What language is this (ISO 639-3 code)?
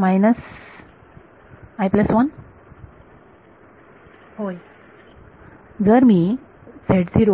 mar